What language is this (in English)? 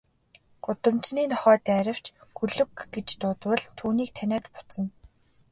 Mongolian